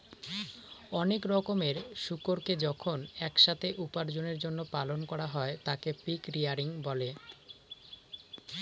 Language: Bangla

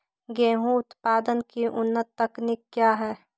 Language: Magahi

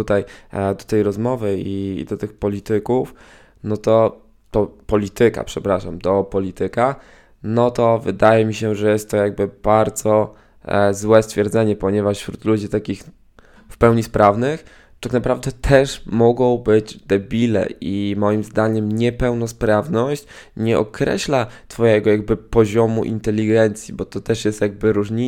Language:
Polish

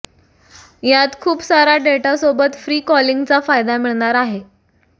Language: Marathi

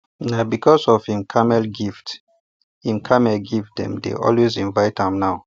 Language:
Nigerian Pidgin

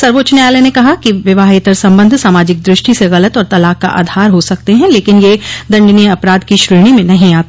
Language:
Hindi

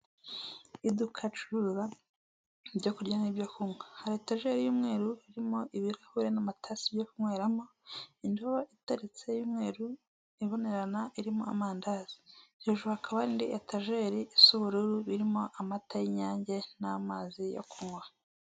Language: Kinyarwanda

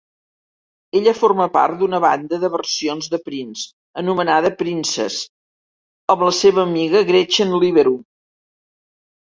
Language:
Catalan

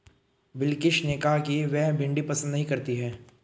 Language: Hindi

